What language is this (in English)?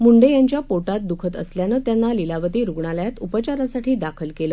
Marathi